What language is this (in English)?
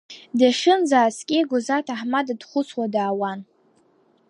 Abkhazian